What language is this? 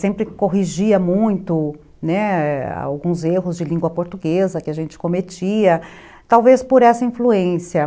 Portuguese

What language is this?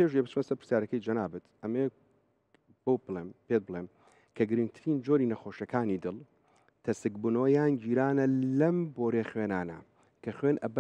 Arabic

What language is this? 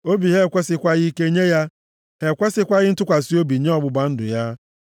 Igbo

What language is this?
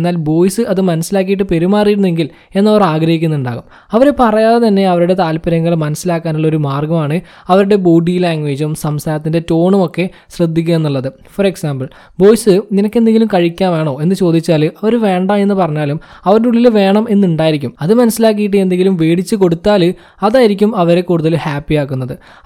Malayalam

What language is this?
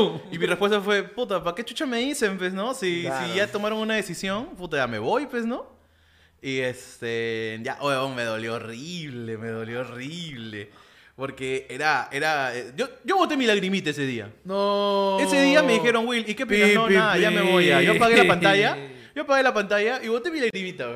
Spanish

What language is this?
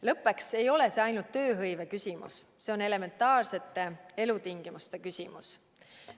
Estonian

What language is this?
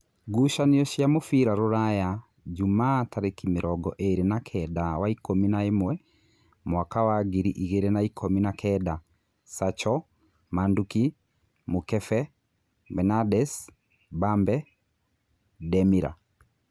Kikuyu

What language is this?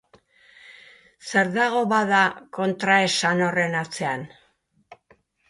Basque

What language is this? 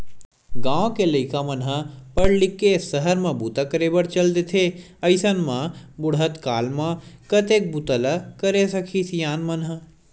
Chhattisgarhi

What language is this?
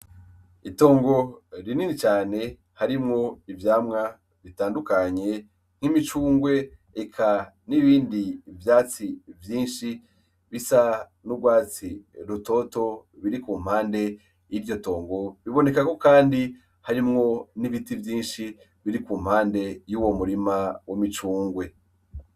Rundi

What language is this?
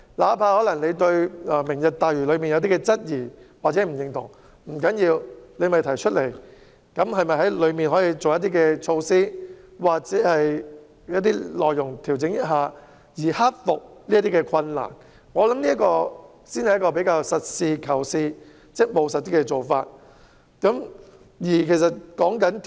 Cantonese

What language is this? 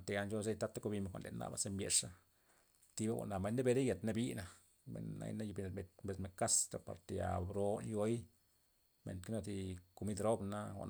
Loxicha Zapotec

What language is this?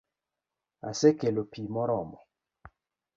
Luo (Kenya and Tanzania)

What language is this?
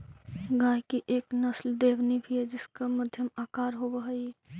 Magahi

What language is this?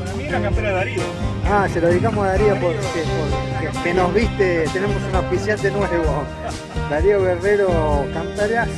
Spanish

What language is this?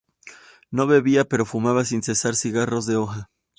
Spanish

